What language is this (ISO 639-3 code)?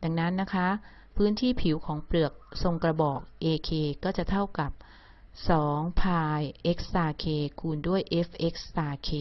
tha